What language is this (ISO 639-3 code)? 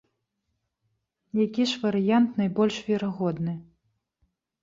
bel